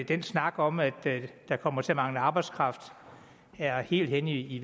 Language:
Danish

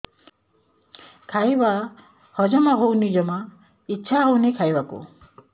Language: Odia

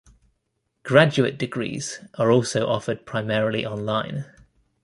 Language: English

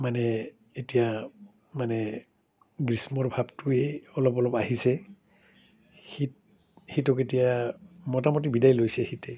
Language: Assamese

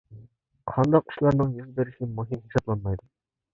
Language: Uyghur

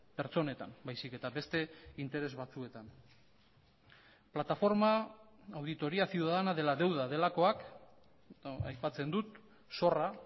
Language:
Basque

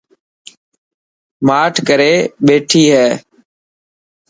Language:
Dhatki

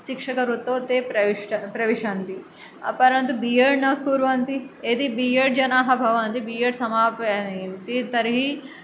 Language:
Sanskrit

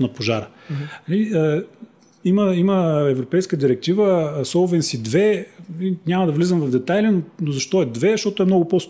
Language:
Bulgarian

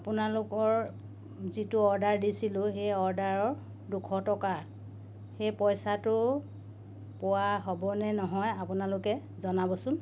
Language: Assamese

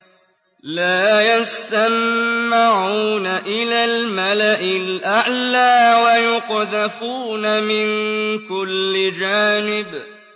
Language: Arabic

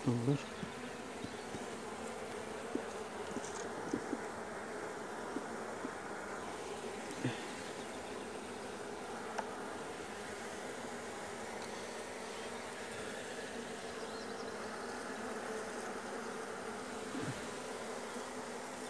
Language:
Turkish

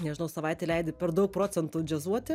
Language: Lithuanian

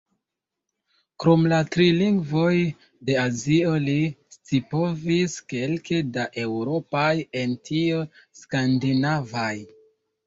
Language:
Esperanto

